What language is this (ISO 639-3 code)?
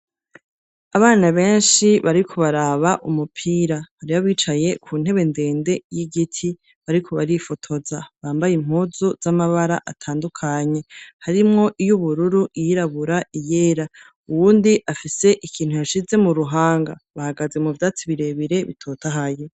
run